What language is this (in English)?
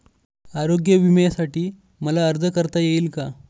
Marathi